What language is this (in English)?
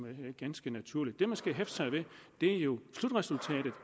Danish